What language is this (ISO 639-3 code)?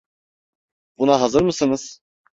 tur